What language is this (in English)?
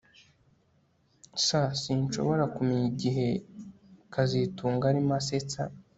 Kinyarwanda